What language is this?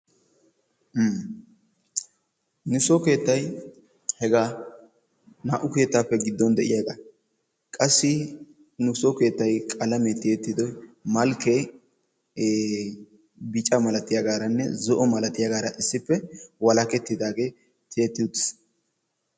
Wolaytta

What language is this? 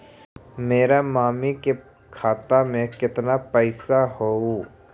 Magahi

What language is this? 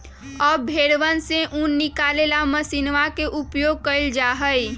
Magahi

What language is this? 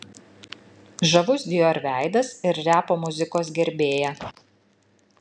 Lithuanian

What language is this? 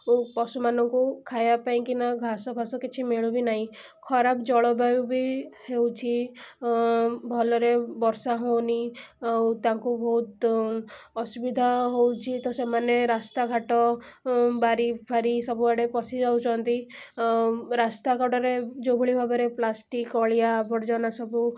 Odia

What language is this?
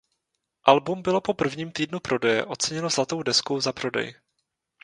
Czech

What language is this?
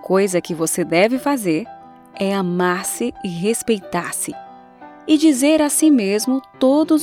Portuguese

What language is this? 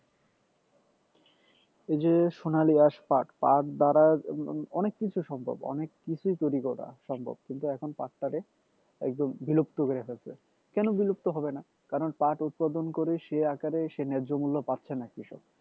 Bangla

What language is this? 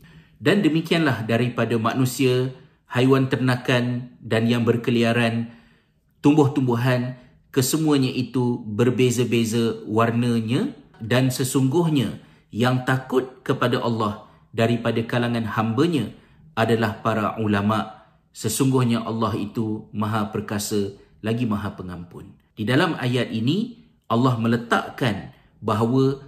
Malay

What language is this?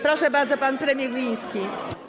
Polish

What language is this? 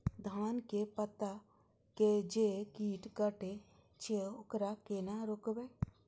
Maithili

